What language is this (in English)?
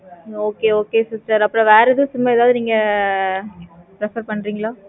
Tamil